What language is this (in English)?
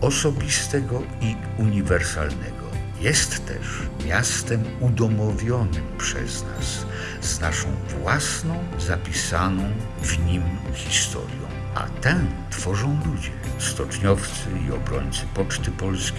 Polish